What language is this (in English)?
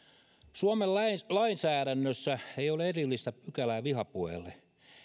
Finnish